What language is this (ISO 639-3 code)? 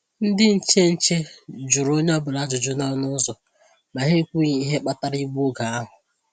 ibo